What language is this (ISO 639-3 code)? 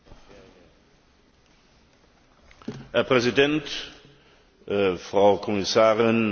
deu